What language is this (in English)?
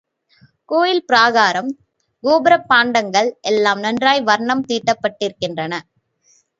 Tamil